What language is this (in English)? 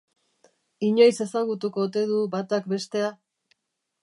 Basque